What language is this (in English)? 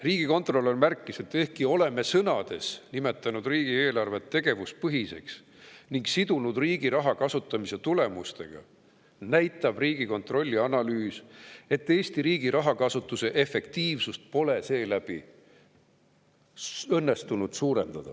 Estonian